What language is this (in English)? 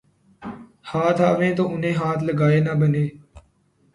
Urdu